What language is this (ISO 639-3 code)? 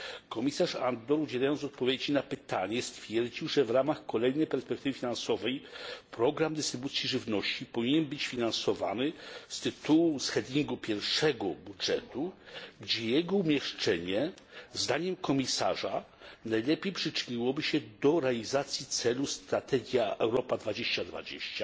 pol